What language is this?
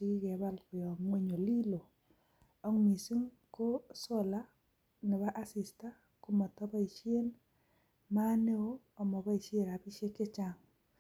Kalenjin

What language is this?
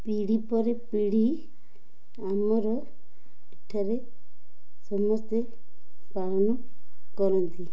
Odia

